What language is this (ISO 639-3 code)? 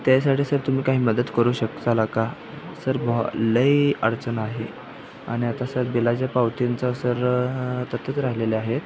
mar